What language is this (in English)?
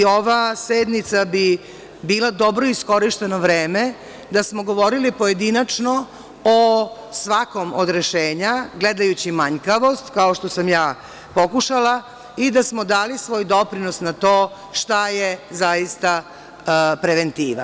Serbian